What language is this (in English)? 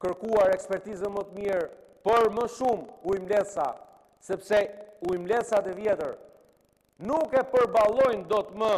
Romanian